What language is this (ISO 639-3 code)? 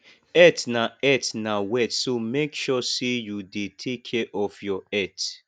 pcm